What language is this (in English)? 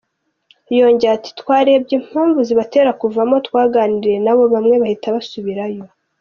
Kinyarwanda